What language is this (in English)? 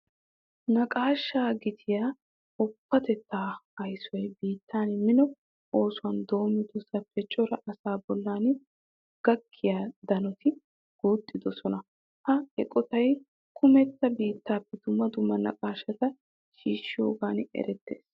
Wolaytta